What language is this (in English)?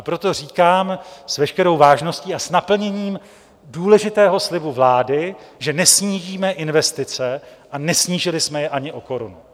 Czech